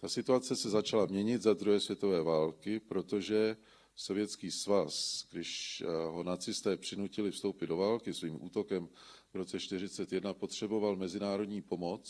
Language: Czech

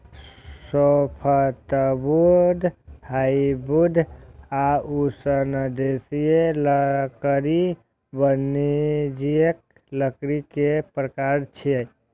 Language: Maithili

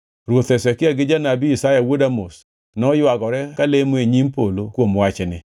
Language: Luo (Kenya and Tanzania)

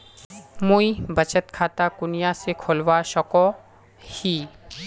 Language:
Magahi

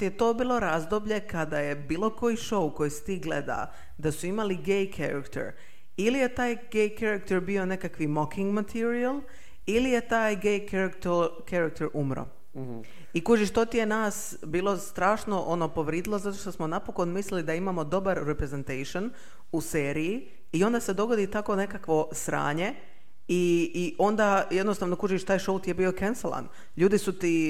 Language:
Croatian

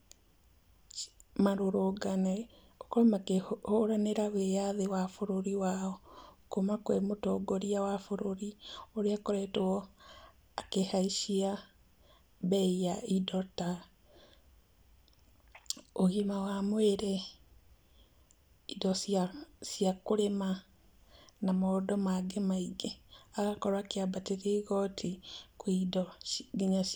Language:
Kikuyu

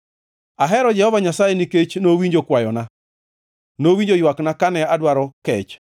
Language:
Luo (Kenya and Tanzania)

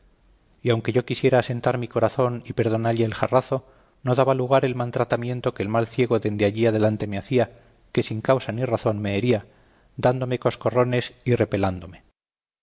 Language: Spanish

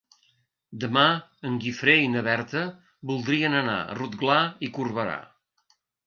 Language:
Catalan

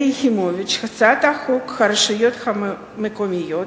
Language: Hebrew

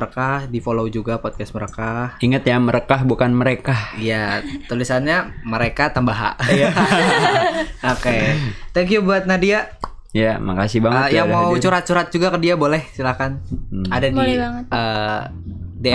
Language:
Indonesian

